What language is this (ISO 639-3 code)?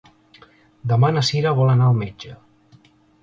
cat